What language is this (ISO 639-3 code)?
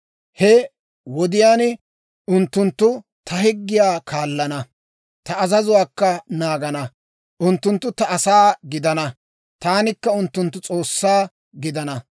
dwr